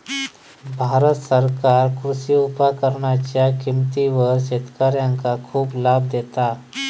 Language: Marathi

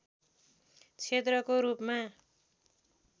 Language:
Nepali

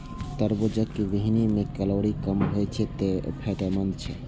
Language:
Maithili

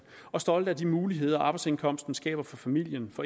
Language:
Danish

